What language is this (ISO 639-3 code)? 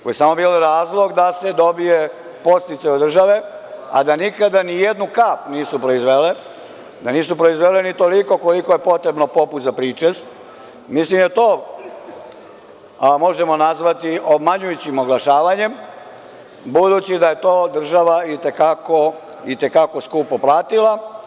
srp